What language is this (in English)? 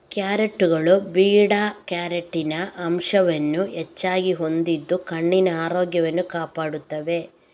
Kannada